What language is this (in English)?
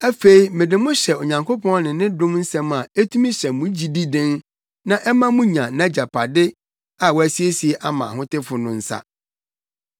Akan